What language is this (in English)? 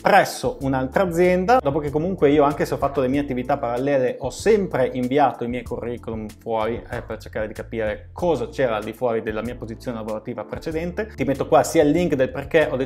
Italian